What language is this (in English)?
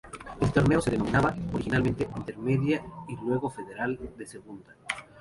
Spanish